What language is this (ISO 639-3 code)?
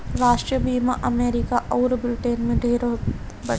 bho